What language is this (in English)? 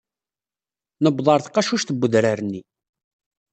Kabyle